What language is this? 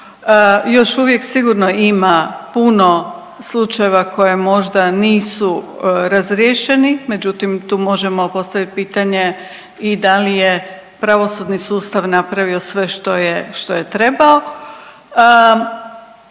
Croatian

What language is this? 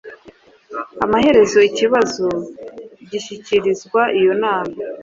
Kinyarwanda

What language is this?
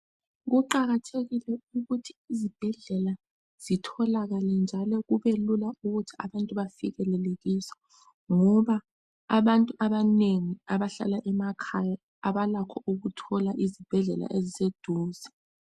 North Ndebele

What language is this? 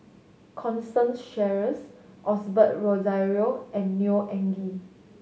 English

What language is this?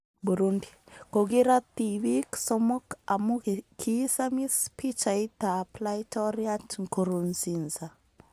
Kalenjin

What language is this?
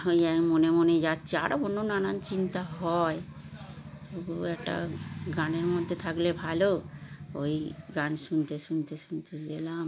Bangla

